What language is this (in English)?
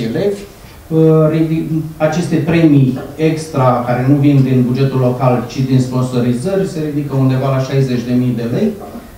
Romanian